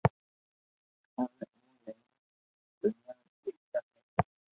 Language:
Loarki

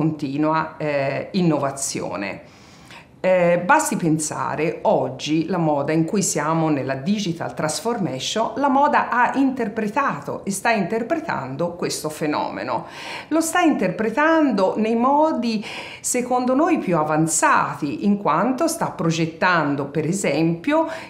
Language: Italian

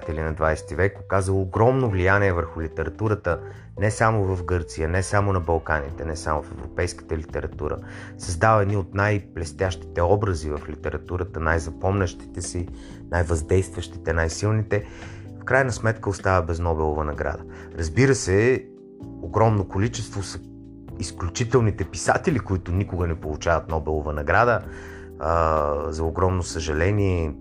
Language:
Bulgarian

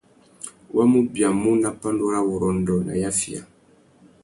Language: Tuki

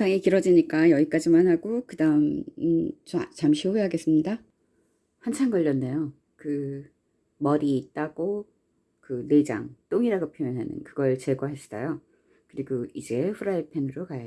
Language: Korean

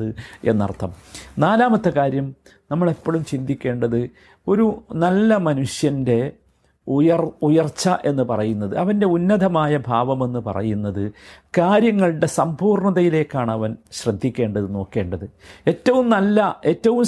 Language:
Malayalam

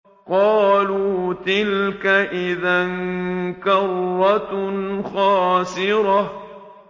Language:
Arabic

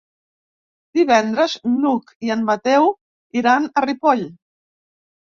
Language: Catalan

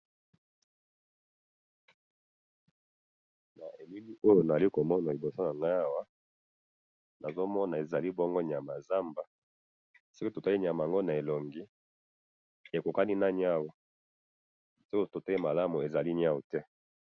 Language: Lingala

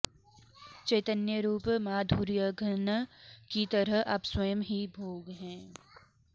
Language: Sanskrit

